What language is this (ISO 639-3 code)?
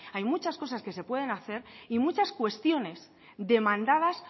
spa